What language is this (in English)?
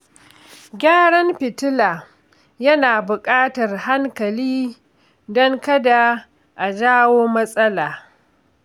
Hausa